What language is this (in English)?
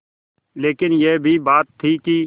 Hindi